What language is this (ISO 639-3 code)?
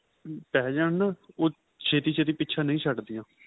pan